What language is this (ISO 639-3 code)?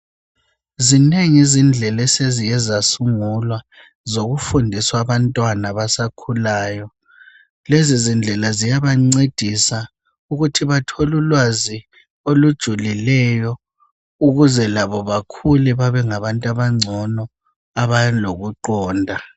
nde